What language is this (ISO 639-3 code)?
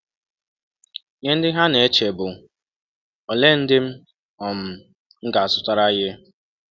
ibo